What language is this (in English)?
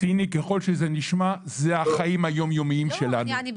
Hebrew